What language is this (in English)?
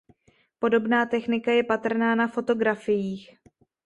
Czech